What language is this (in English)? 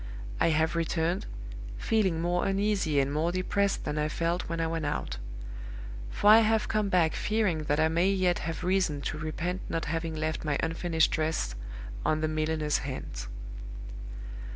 English